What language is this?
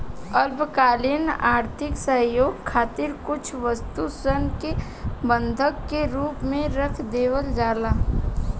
Bhojpuri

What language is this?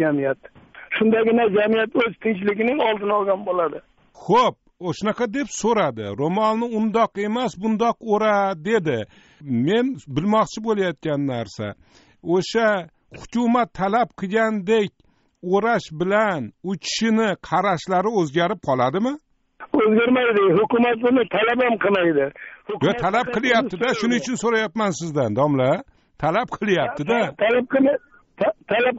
Turkish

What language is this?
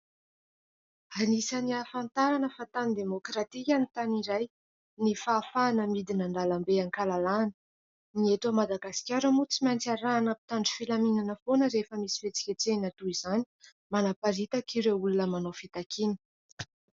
Malagasy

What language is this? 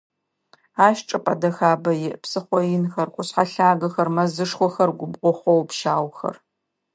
Adyghe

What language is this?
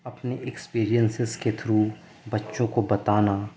Urdu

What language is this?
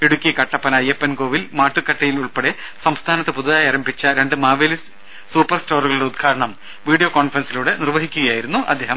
Malayalam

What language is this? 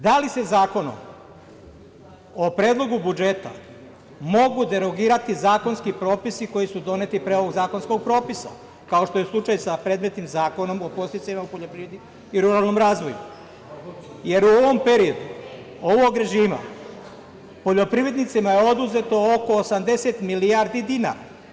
Serbian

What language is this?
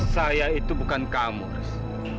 Indonesian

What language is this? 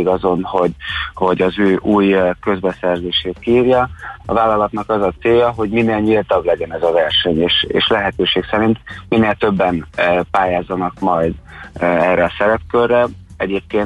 Hungarian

